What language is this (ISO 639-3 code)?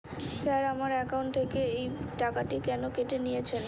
ben